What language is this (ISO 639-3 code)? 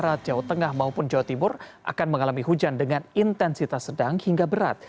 ind